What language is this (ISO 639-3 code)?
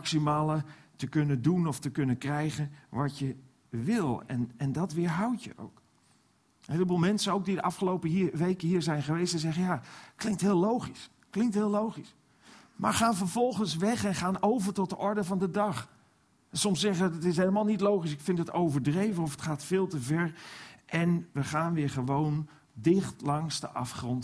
nld